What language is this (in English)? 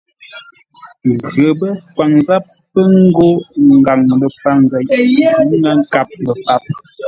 Ngombale